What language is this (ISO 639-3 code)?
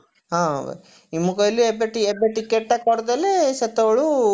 ori